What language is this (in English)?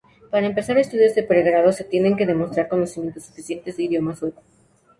Spanish